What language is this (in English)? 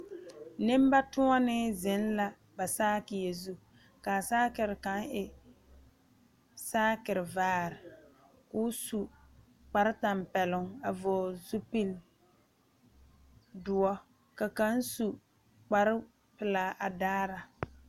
Southern Dagaare